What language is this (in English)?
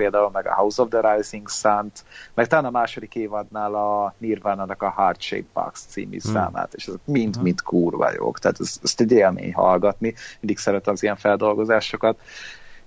Hungarian